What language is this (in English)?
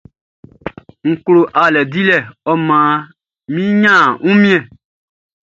Baoulé